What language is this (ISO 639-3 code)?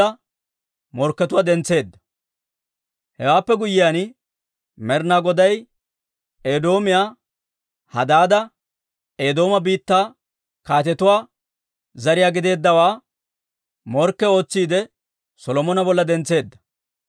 dwr